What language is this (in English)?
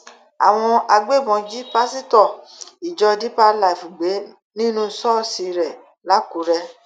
Yoruba